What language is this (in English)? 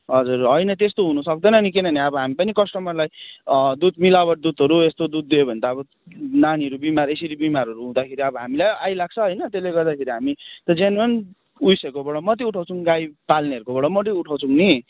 Nepali